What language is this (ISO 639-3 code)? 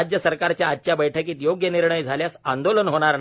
mar